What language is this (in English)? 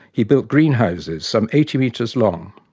English